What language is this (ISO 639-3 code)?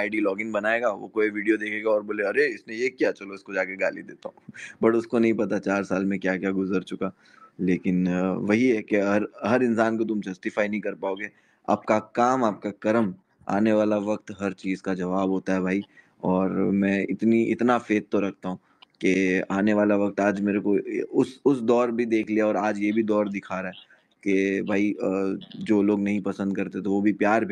hin